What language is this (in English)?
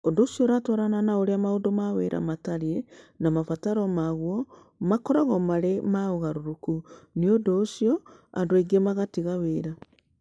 Kikuyu